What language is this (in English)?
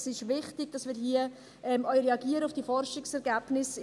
Swiss German